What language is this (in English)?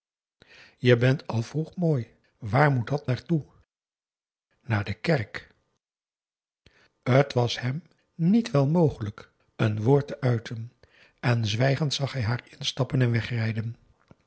Dutch